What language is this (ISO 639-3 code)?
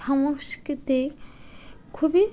ben